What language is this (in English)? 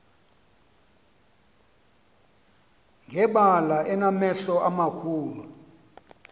Xhosa